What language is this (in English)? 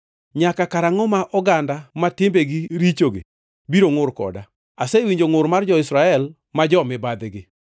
Luo (Kenya and Tanzania)